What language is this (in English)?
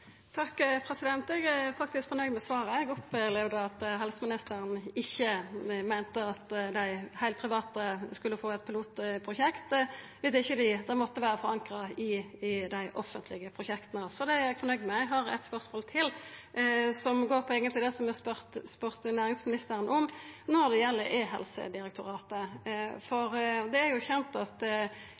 Norwegian Nynorsk